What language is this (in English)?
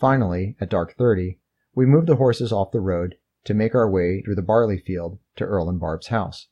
English